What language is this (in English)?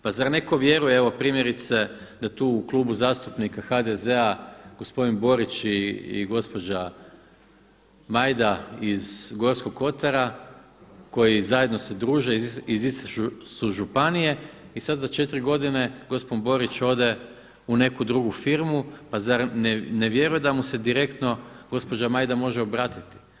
Croatian